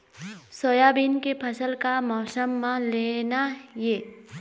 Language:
Chhattisgarhi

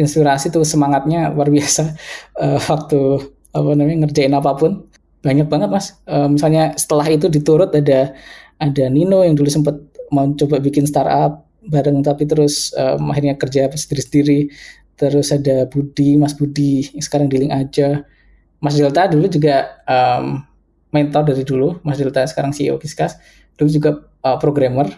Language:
Indonesian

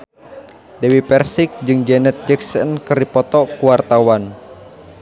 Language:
Sundanese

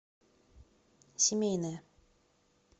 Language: Russian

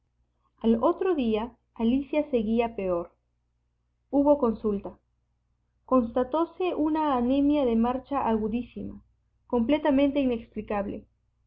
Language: Spanish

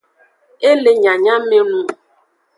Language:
Aja (Benin)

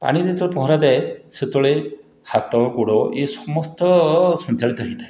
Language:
Odia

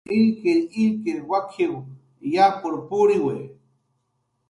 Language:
Jaqaru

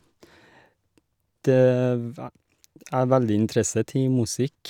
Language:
Norwegian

